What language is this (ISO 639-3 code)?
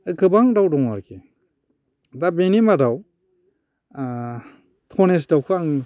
brx